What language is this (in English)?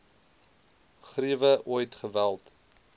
Afrikaans